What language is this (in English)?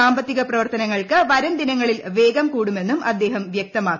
Malayalam